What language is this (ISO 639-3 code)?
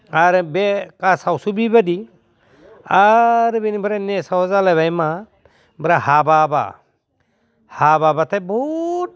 brx